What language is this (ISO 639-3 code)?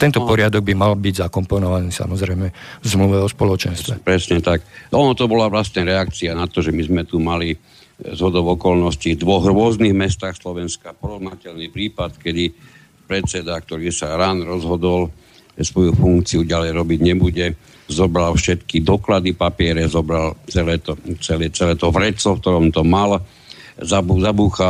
slk